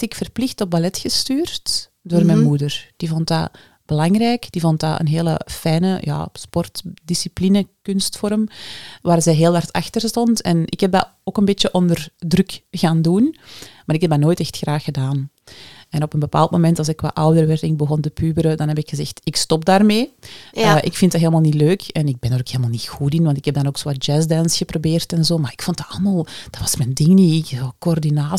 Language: Dutch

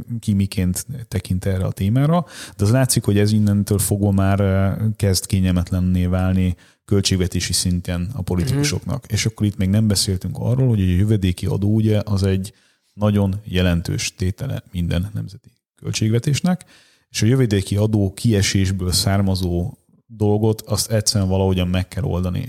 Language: Hungarian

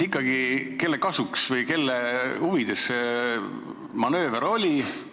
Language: Estonian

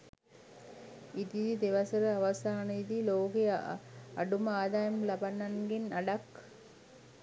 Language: Sinhala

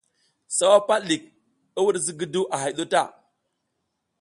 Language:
South Giziga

